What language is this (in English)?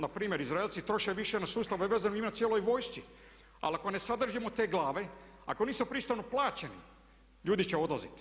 Croatian